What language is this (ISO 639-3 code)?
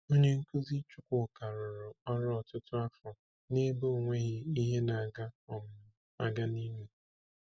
ibo